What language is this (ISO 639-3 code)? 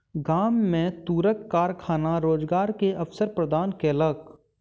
mai